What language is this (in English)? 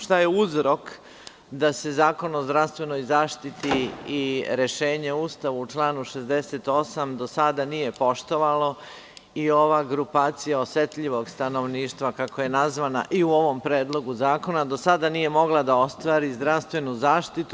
Serbian